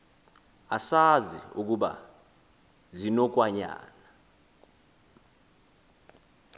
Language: Xhosa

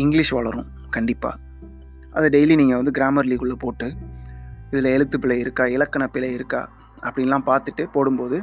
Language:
Tamil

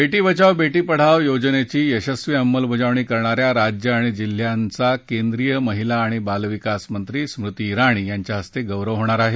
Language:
Marathi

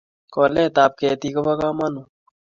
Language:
Kalenjin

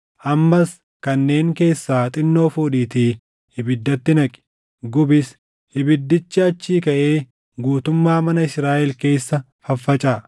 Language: Oromo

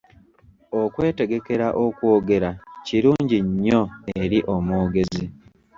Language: Ganda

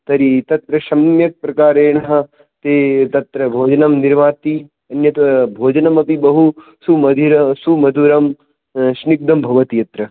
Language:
Sanskrit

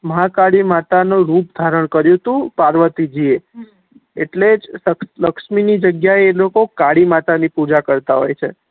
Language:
Gujarati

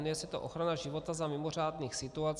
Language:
Czech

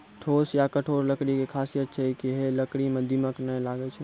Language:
Maithili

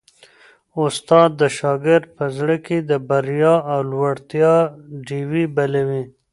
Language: Pashto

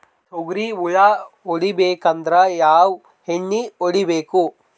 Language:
Kannada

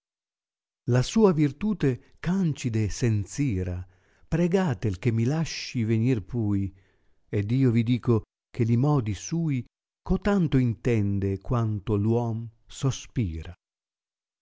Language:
Italian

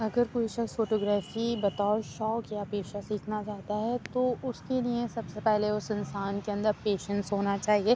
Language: Urdu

